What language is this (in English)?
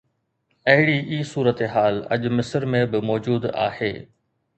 Sindhi